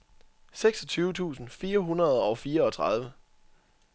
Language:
Danish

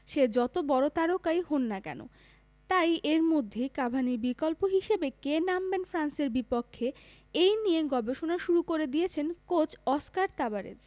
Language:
Bangla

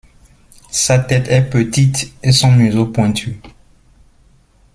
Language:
French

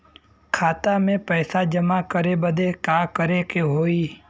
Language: Bhojpuri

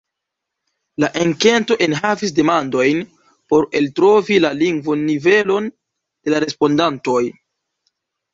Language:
Esperanto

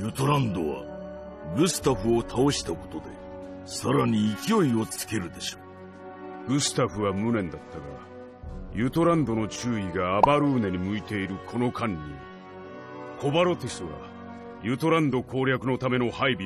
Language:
Japanese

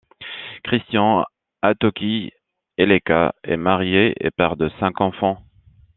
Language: French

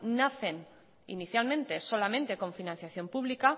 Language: Spanish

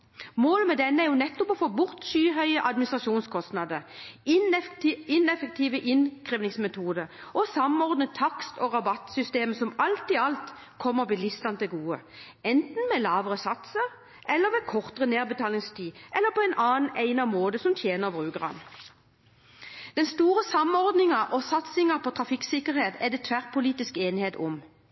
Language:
Norwegian Bokmål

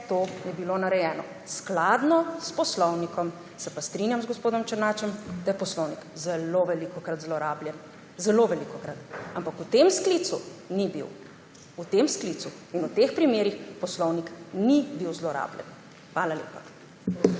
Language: Slovenian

